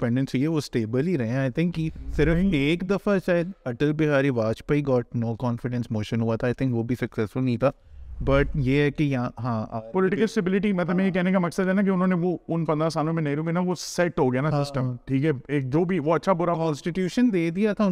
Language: Urdu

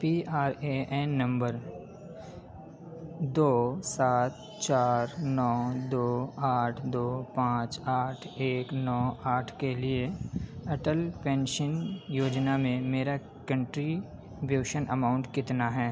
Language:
Urdu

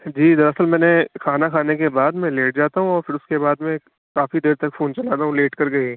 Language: Urdu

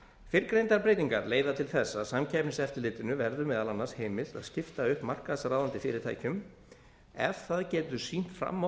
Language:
Icelandic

